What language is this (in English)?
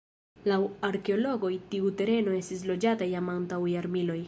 Esperanto